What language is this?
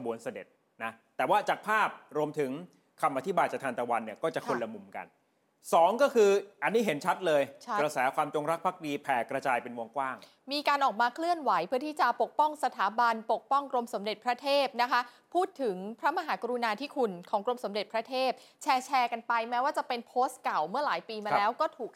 Thai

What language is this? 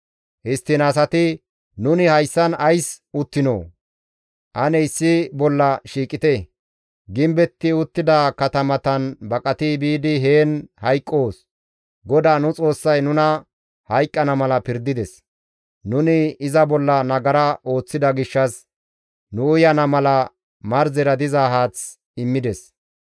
Gamo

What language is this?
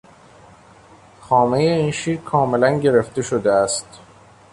Persian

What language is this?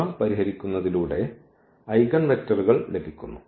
Malayalam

